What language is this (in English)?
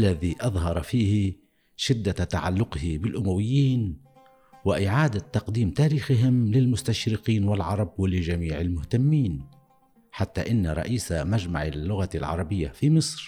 Arabic